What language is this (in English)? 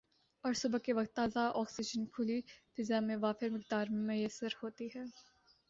Urdu